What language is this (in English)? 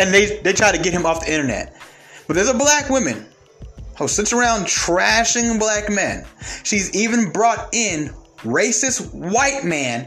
English